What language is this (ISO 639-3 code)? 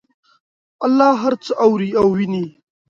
pus